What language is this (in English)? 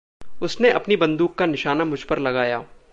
Hindi